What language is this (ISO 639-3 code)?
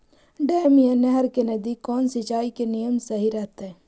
mag